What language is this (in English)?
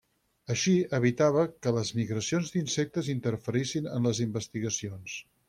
Catalan